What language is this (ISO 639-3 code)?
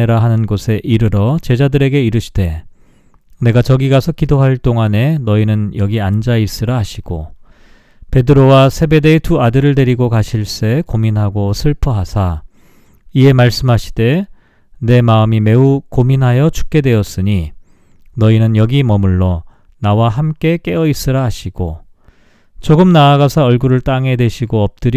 kor